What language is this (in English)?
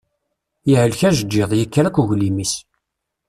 Kabyle